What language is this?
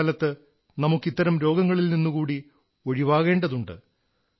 Malayalam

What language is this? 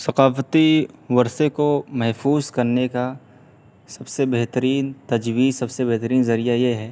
Urdu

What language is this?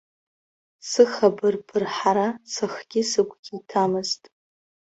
Abkhazian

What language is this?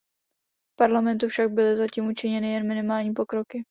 Czech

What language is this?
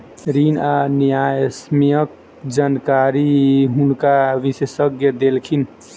Maithili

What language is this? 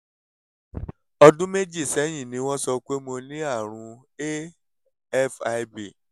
Yoruba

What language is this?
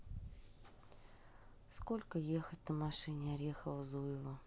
Russian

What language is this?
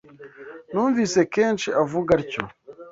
Kinyarwanda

